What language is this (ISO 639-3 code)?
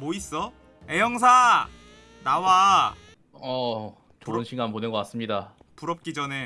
kor